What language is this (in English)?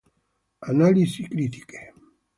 Italian